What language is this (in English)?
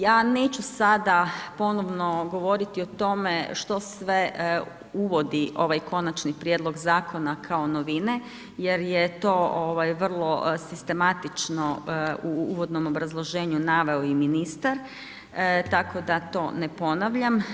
Croatian